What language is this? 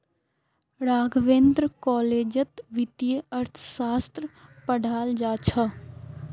Magahi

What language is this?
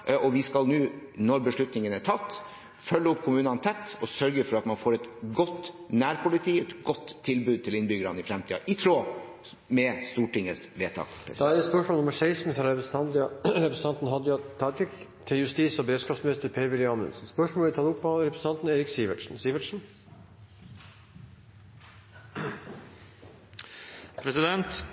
Norwegian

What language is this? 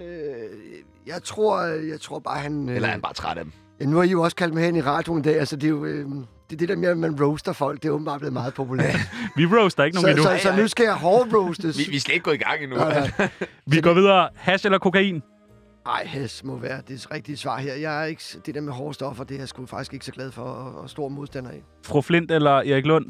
Danish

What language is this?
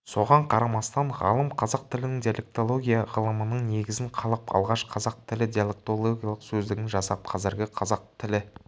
Kazakh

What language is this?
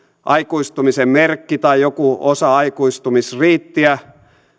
Finnish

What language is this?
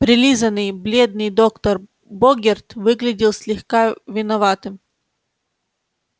Russian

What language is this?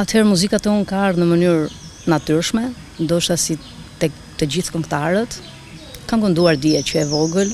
Romanian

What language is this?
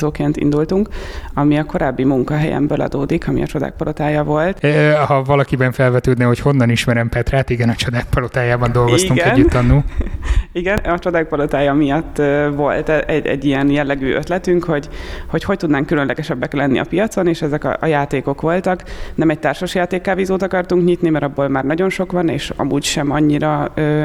Hungarian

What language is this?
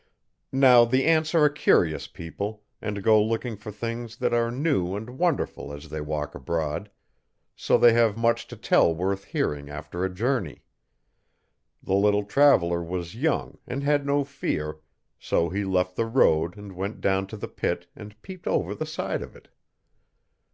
English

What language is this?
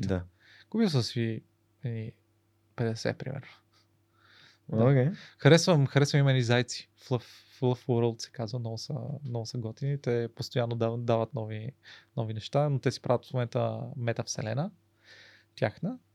Bulgarian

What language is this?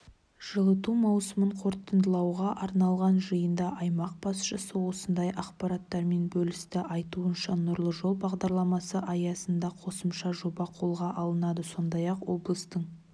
Kazakh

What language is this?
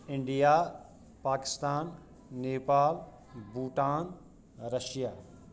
Kashmiri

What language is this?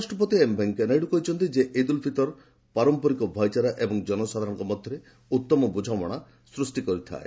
Odia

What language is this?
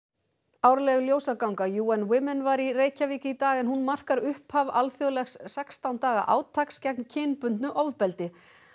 Icelandic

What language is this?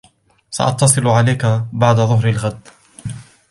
Arabic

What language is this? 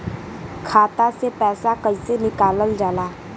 Bhojpuri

